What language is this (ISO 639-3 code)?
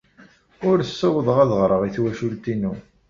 kab